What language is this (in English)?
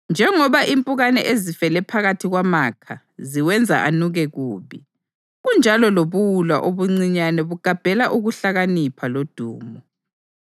North Ndebele